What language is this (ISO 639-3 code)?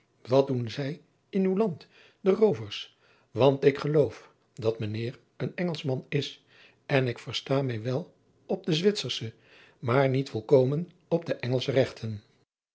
nld